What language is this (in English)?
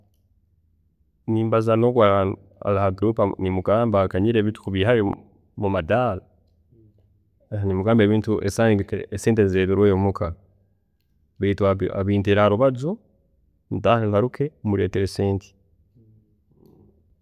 Tooro